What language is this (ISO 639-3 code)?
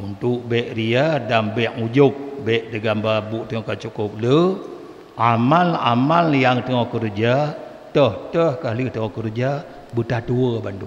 msa